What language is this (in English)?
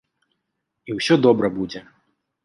Belarusian